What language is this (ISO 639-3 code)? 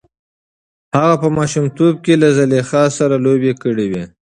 pus